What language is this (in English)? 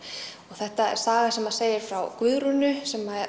Icelandic